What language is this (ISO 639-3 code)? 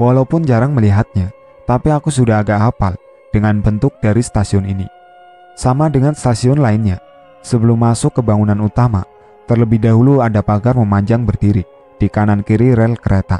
ind